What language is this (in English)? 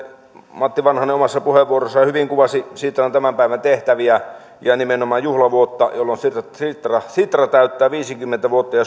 Finnish